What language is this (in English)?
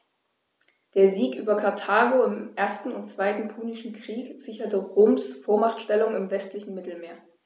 German